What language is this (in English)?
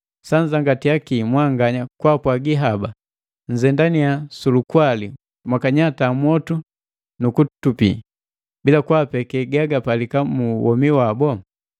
Matengo